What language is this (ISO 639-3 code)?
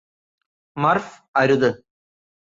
mal